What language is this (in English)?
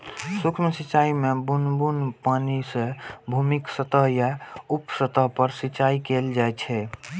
Maithili